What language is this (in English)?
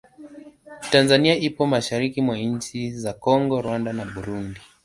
Swahili